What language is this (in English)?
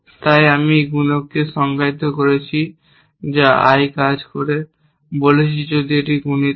Bangla